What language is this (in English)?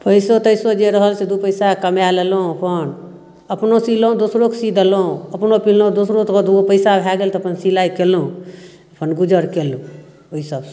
Maithili